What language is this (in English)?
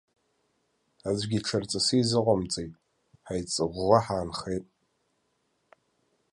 Abkhazian